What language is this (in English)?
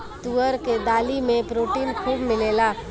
Bhojpuri